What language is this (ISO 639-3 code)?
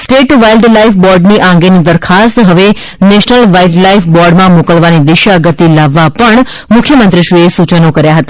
guj